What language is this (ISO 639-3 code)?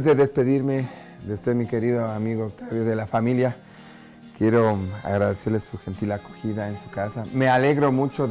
spa